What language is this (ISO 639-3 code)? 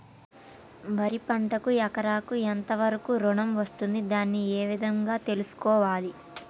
tel